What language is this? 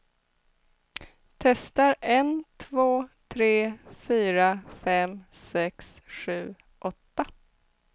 Swedish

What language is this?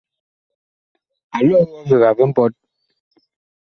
Bakoko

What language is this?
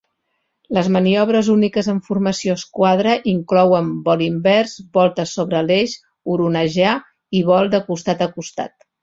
Catalan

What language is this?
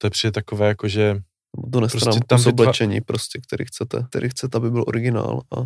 Czech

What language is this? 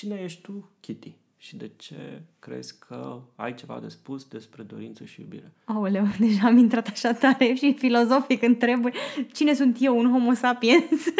Romanian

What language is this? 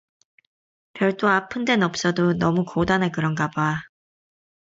Korean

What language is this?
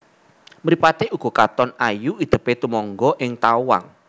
Javanese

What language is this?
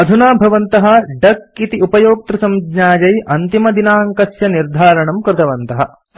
Sanskrit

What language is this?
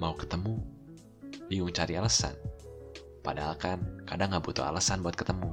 Indonesian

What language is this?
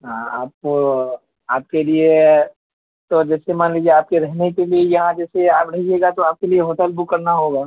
Urdu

